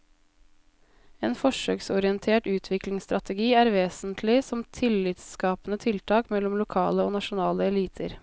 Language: Norwegian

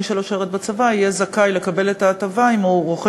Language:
Hebrew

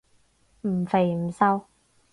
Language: Cantonese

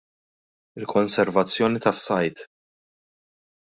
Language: Maltese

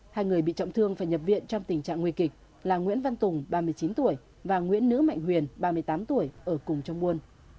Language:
Vietnamese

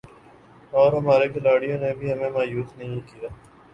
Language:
Urdu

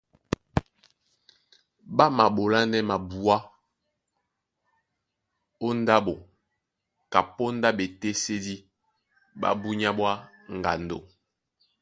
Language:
Duala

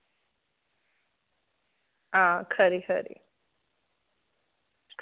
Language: Dogri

